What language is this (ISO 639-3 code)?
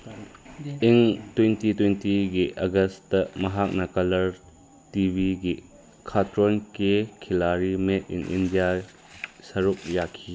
mni